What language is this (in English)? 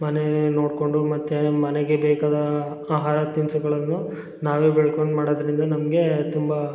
Kannada